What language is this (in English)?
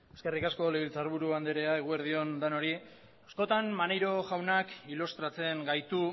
Basque